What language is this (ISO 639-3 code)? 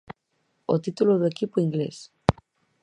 glg